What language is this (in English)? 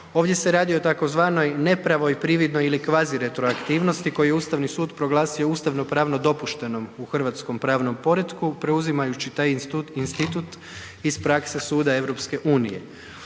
Croatian